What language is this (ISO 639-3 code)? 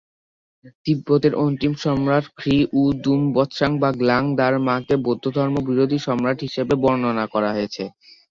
ben